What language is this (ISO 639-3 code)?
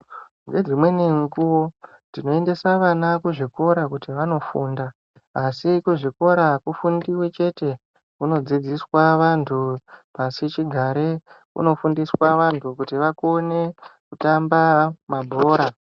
ndc